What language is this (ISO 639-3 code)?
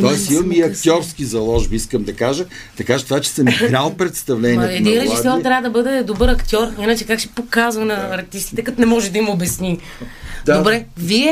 bul